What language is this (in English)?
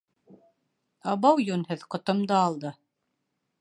Bashkir